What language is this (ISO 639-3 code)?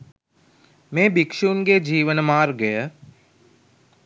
sin